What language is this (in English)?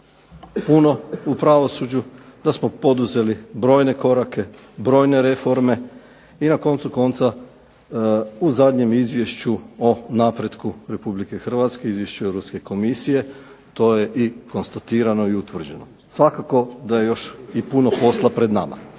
Croatian